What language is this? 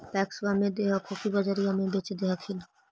Magahi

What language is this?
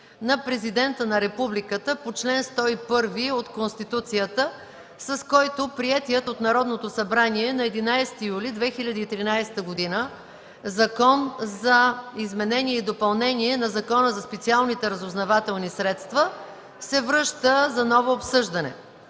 Bulgarian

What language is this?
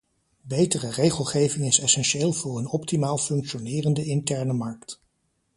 Dutch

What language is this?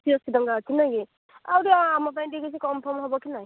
Odia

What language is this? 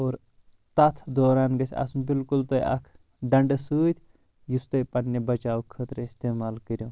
Kashmiri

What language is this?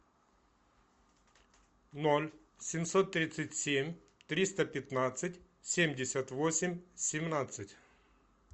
Russian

